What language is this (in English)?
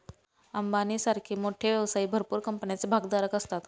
Marathi